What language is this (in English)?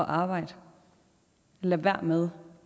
Danish